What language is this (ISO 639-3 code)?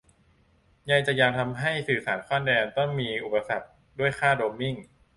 tha